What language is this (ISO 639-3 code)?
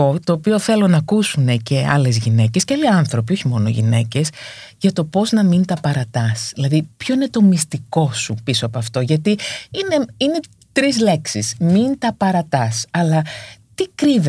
ell